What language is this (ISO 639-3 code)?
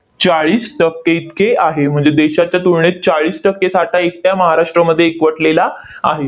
mar